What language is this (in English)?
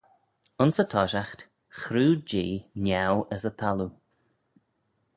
Manx